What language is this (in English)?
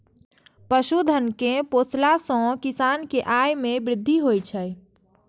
Maithili